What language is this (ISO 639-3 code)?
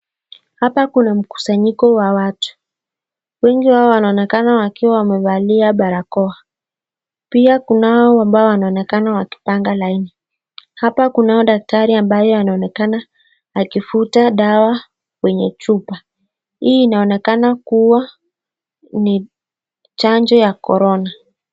swa